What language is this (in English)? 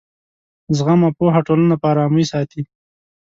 Pashto